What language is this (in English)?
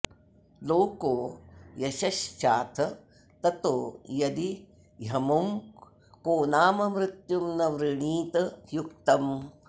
Sanskrit